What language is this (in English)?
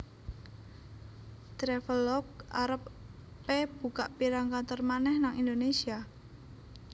Javanese